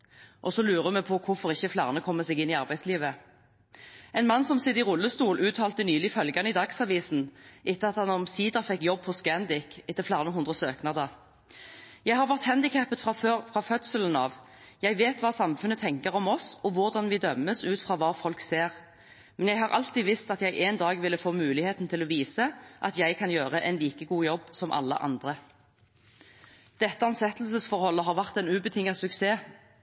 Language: Norwegian Bokmål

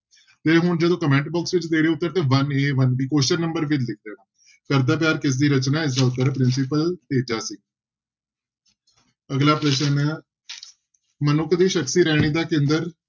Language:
Punjabi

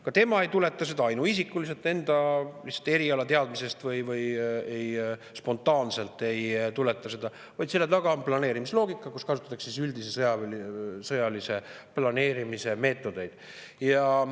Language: Estonian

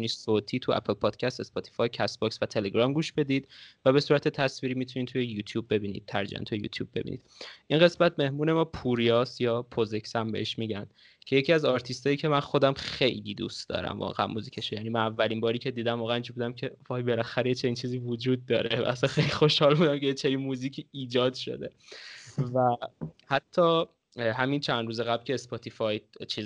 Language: Persian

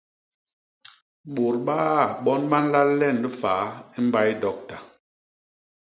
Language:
Basaa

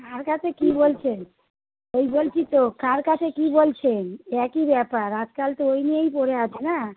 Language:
Bangla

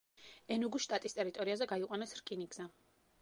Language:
Georgian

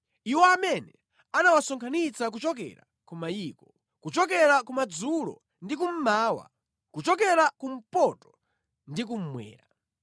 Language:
Nyanja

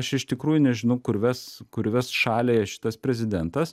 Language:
Lithuanian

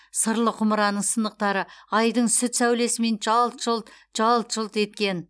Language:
Kazakh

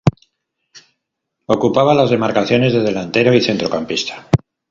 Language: Spanish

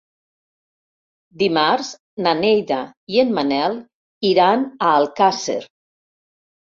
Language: Catalan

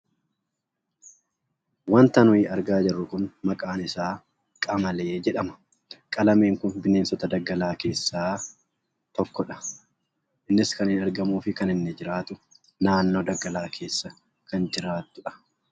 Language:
Oromo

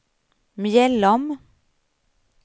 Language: Swedish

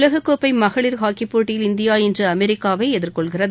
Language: Tamil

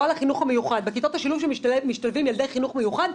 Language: Hebrew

